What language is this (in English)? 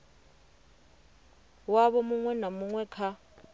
Venda